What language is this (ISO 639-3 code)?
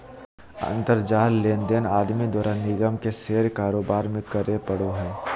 mag